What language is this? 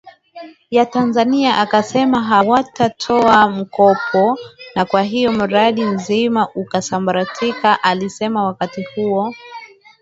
Swahili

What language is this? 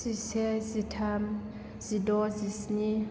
Bodo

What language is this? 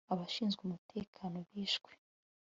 Kinyarwanda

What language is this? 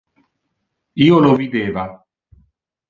Interlingua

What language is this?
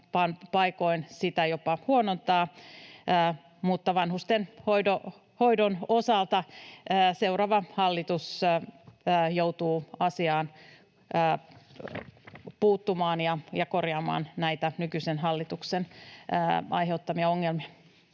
Finnish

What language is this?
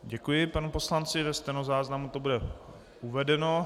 Czech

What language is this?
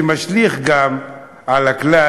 Hebrew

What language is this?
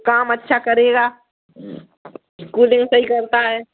Hindi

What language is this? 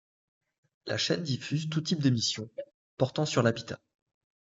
French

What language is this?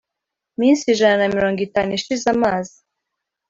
Kinyarwanda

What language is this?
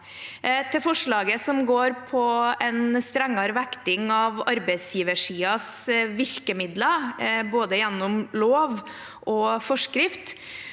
Norwegian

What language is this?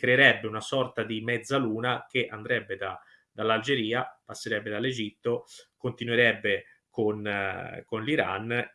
Italian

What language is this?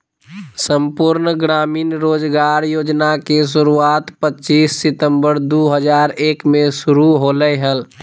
Magahi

